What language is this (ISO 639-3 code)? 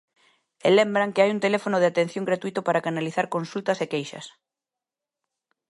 glg